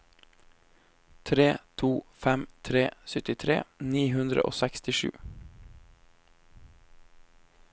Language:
Norwegian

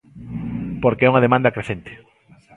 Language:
Galician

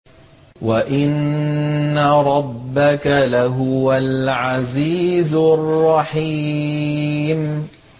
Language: Arabic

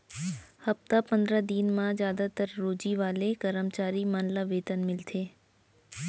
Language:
Chhattisgarhi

